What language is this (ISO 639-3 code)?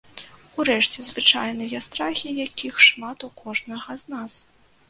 bel